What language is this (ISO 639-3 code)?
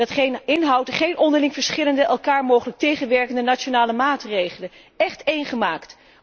nld